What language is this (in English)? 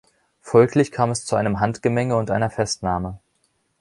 German